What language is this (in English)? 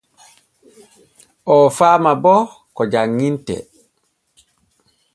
Borgu Fulfulde